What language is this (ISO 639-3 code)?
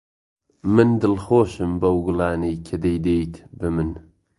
ckb